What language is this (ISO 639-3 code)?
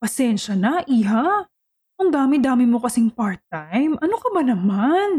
fil